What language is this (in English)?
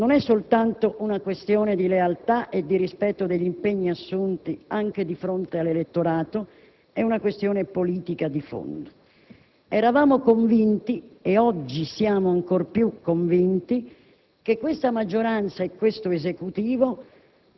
Italian